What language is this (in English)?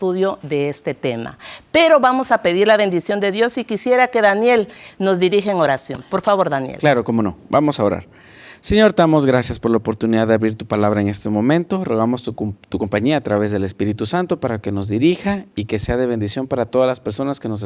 Spanish